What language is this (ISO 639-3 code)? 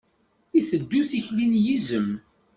kab